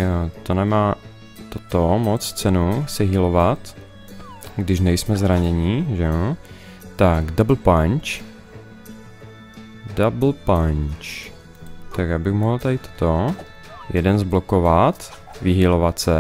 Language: Czech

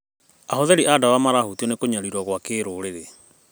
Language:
Kikuyu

